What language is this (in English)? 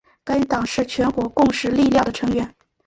Chinese